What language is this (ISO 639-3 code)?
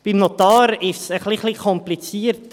gsw